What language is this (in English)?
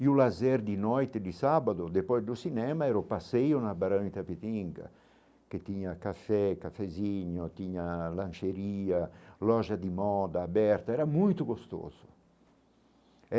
Portuguese